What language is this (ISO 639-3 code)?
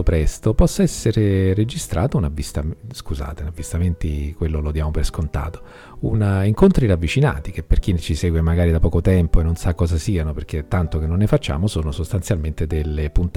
ita